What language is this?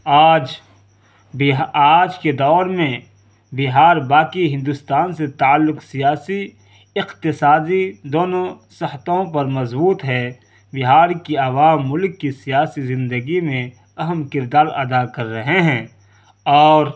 Urdu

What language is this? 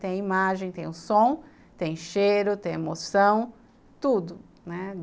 Portuguese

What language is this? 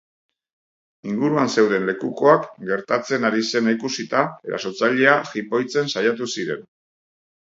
Basque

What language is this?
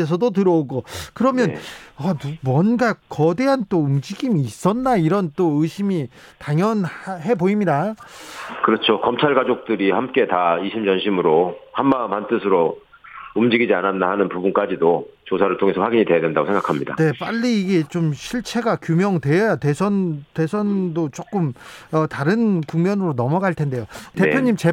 Korean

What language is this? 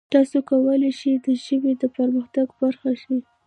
Pashto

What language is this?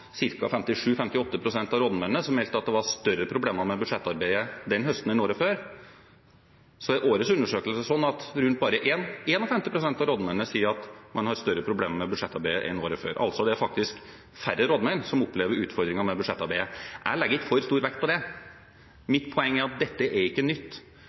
Norwegian Bokmål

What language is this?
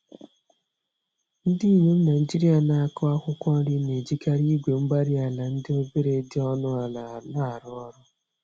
Igbo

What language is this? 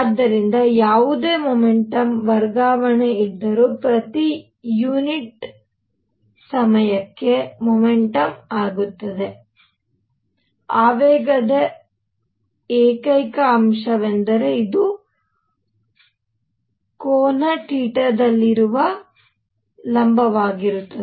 Kannada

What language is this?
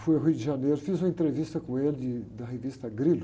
Portuguese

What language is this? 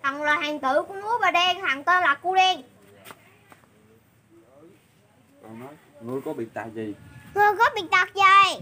Vietnamese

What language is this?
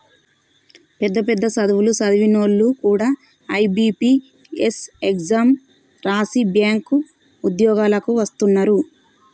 Telugu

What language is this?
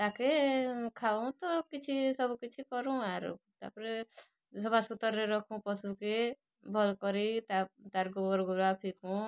Odia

